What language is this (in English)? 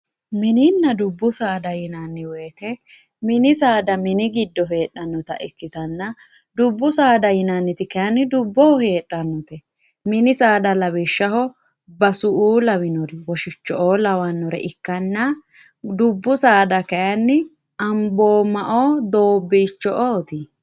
Sidamo